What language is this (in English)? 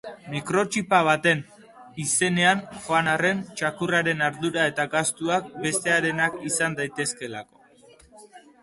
Basque